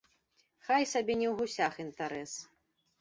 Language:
Belarusian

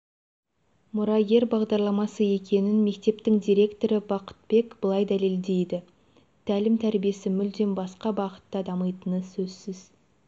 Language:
Kazakh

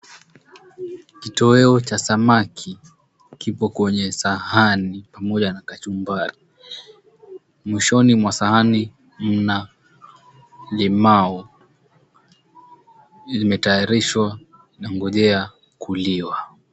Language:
Swahili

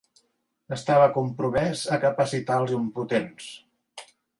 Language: Catalan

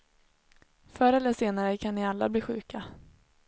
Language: Swedish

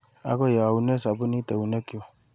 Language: Kalenjin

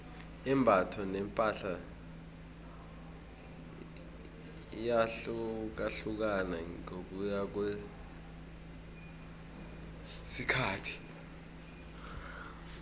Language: South Ndebele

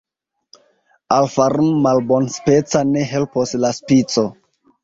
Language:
Esperanto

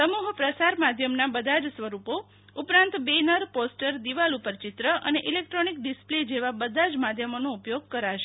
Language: Gujarati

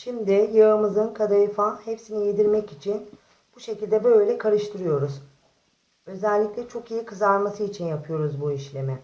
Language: Turkish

